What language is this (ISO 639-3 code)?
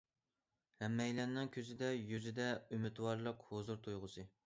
uig